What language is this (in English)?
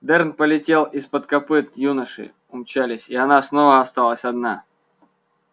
Russian